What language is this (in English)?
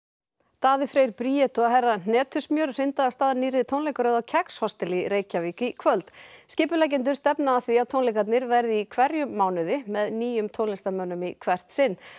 Icelandic